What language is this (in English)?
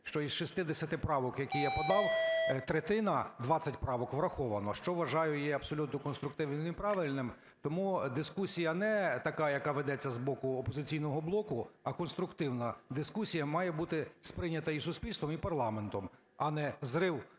Ukrainian